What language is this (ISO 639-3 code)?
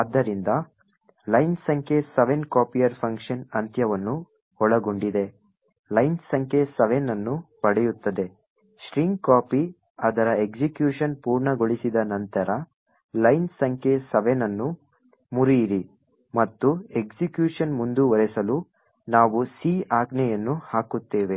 kan